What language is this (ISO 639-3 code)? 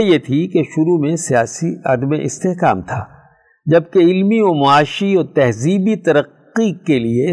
urd